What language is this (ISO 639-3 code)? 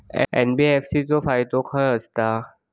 mar